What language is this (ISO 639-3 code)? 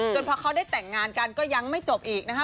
tha